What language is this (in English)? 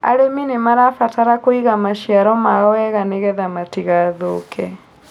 Kikuyu